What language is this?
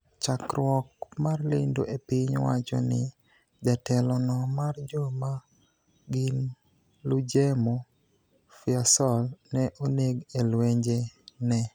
Luo (Kenya and Tanzania)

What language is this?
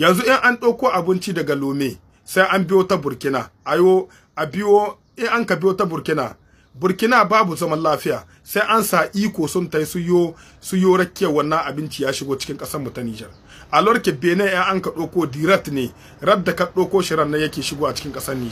French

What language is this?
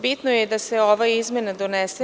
Serbian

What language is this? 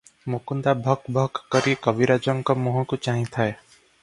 Odia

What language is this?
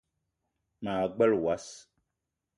Eton (Cameroon)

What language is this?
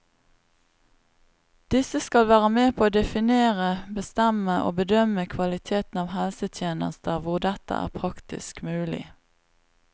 Norwegian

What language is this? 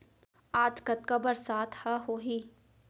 Chhattisgarhi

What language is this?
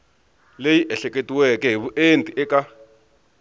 Tsonga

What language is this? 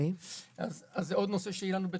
Hebrew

